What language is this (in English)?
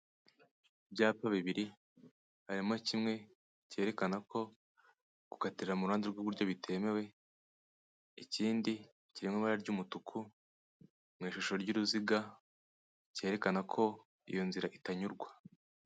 Kinyarwanda